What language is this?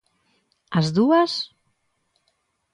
Galician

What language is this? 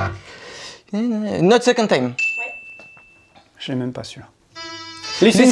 French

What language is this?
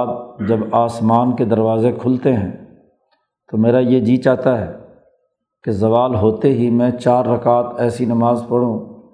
Urdu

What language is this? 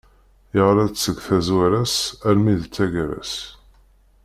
Kabyle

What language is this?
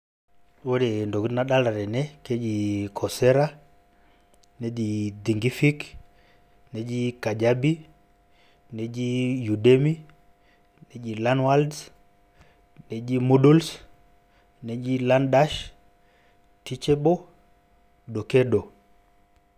Masai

